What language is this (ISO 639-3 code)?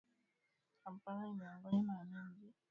swa